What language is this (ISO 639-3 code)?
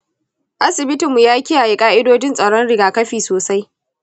hau